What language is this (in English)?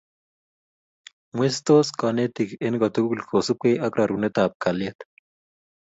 Kalenjin